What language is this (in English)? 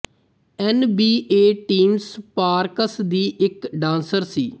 Punjabi